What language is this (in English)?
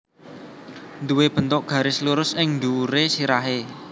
Javanese